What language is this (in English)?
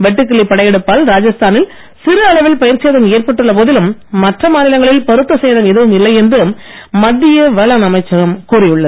Tamil